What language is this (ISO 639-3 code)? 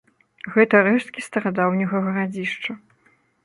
bel